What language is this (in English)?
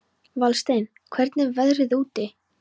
Icelandic